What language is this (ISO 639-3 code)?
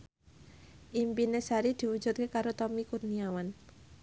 jav